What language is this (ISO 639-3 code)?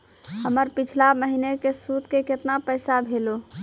mai